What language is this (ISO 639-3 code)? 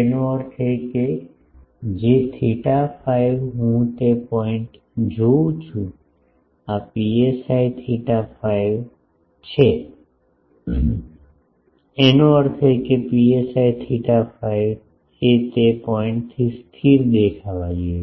guj